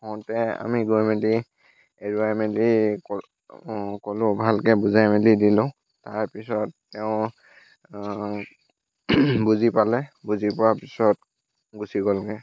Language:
Assamese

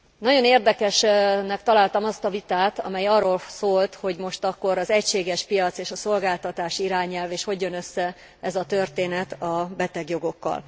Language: Hungarian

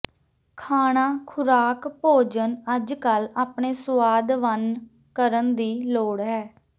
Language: Punjabi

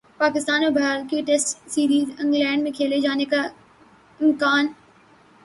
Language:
Urdu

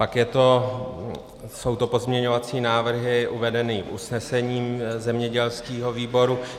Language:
Czech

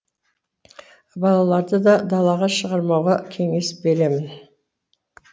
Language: Kazakh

